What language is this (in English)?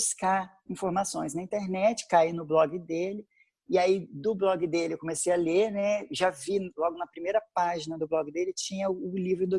Portuguese